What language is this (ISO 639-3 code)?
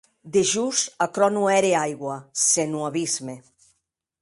oci